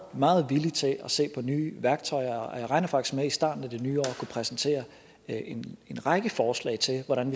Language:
Danish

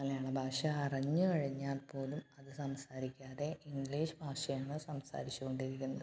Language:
Malayalam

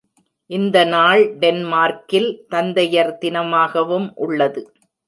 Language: Tamil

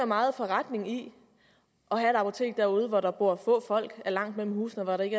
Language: Danish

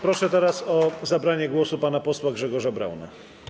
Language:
Polish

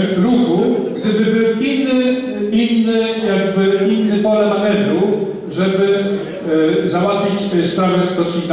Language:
Polish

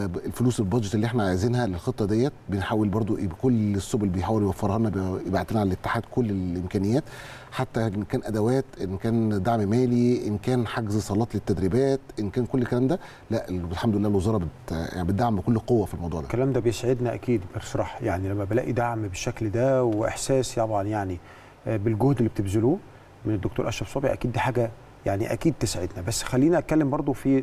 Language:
Arabic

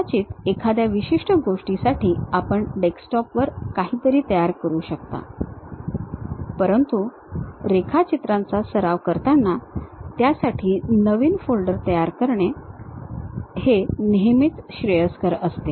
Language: Marathi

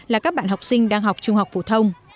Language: Vietnamese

